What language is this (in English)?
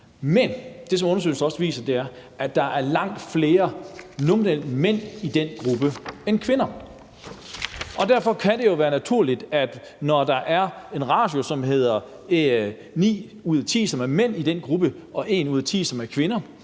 Danish